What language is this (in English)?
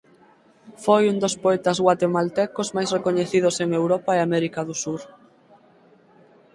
Galician